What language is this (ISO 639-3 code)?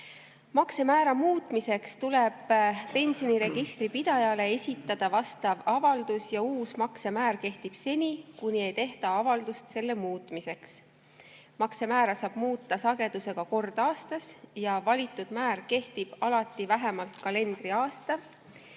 est